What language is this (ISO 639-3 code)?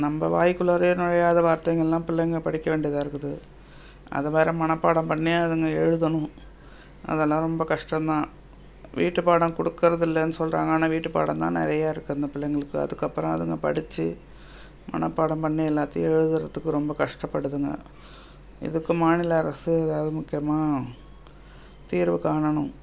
tam